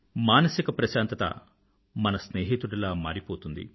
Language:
Telugu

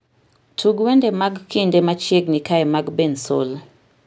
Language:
Luo (Kenya and Tanzania)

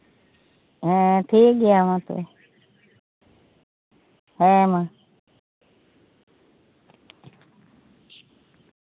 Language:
Santali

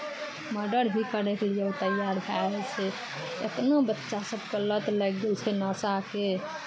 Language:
Maithili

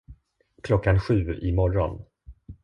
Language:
Swedish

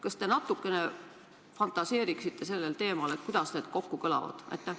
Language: Estonian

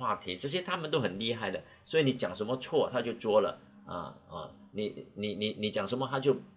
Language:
Chinese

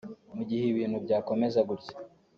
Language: Kinyarwanda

